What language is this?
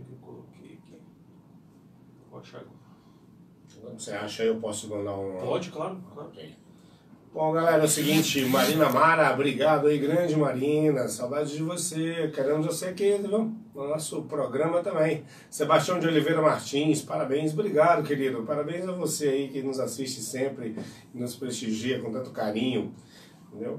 Portuguese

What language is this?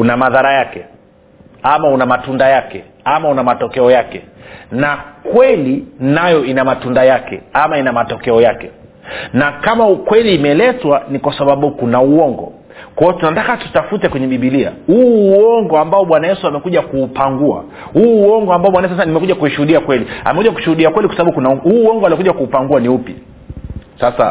Swahili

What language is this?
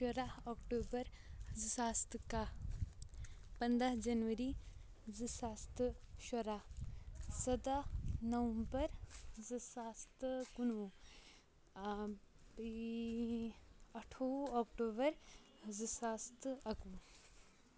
Kashmiri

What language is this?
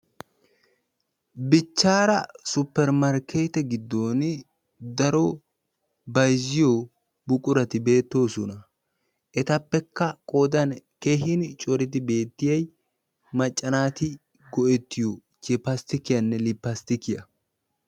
Wolaytta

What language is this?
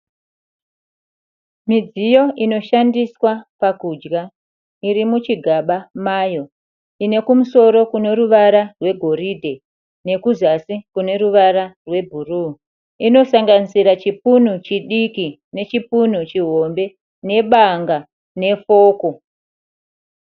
Shona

